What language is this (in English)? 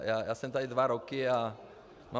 Czech